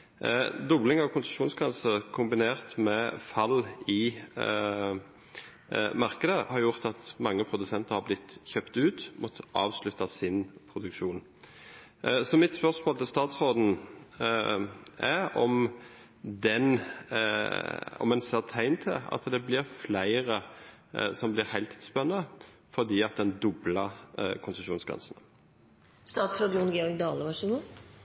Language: Norwegian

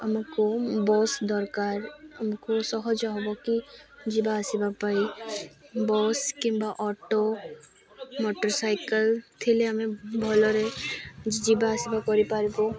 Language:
Odia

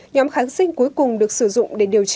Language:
Vietnamese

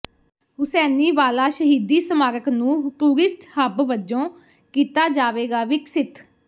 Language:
Punjabi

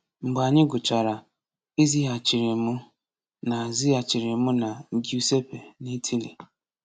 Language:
Igbo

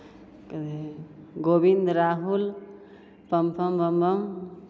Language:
Maithili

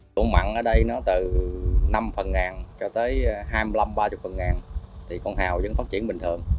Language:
Vietnamese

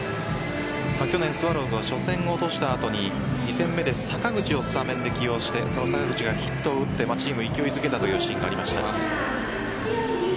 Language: Japanese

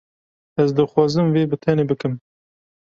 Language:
Kurdish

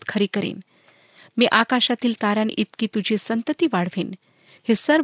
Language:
Marathi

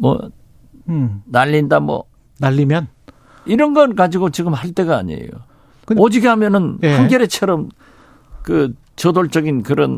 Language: Korean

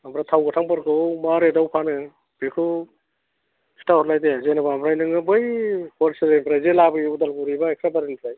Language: Bodo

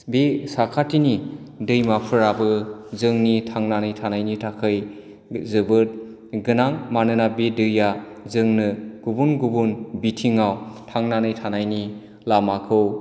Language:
Bodo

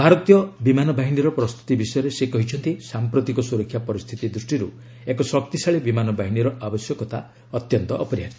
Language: Odia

